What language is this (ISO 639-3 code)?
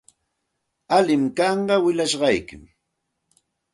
qxt